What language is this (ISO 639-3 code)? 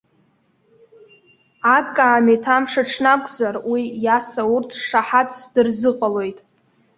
abk